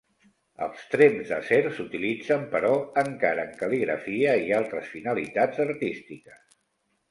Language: Catalan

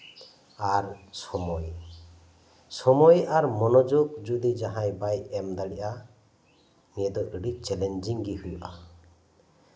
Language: Santali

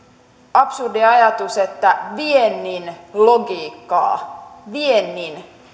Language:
Finnish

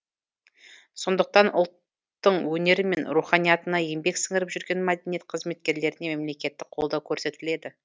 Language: Kazakh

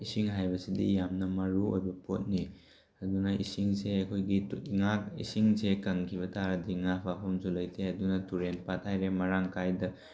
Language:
Manipuri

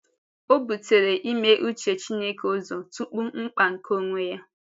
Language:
Igbo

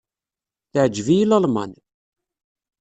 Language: Kabyle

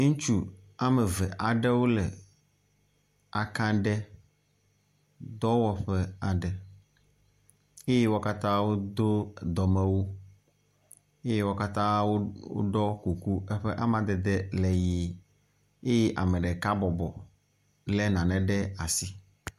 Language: Ewe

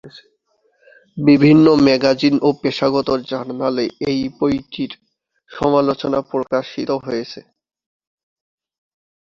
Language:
Bangla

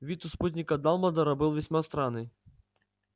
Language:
Russian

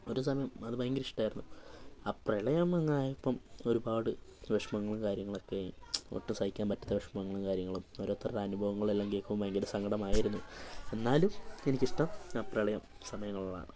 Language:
Malayalam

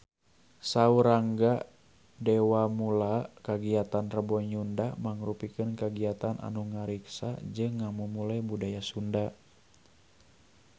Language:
Sundanese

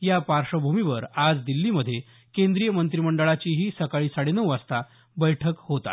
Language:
Marathi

